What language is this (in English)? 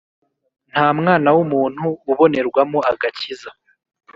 Kinyarwanda